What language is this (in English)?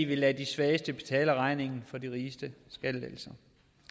Danish